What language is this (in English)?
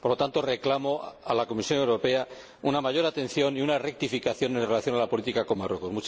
Spanish